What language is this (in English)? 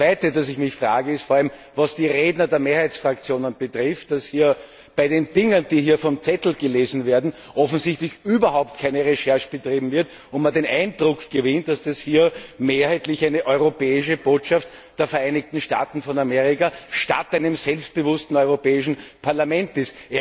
German